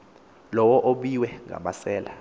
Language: Xhosa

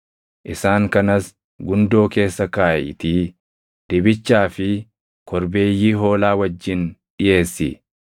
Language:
Oromo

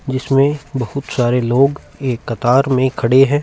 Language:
Hindi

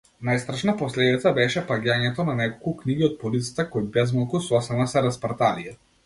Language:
Macedonian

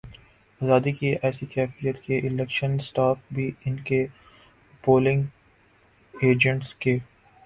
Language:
Urdu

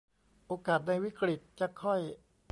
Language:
Thai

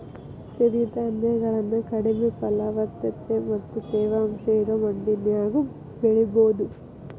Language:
Kannada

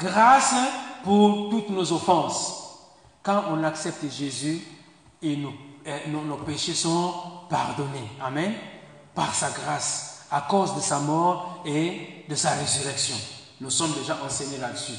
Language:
French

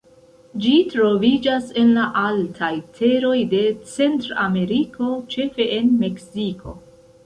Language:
Esperanto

